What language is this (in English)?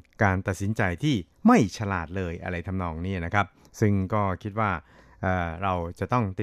Thai